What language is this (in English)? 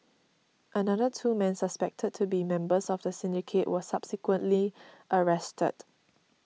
English